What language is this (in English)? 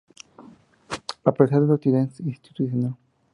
Spanish